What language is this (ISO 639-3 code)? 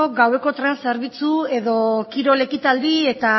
eus